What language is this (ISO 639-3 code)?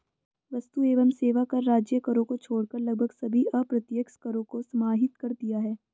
hin